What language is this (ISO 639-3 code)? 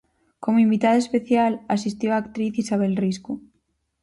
glg